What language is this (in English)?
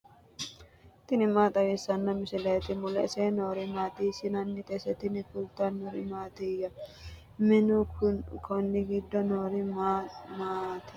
Sidamo